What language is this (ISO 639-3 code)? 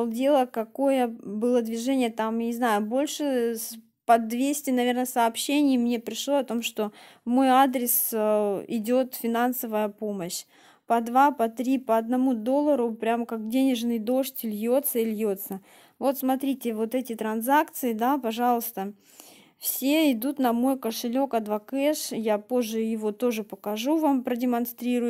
rus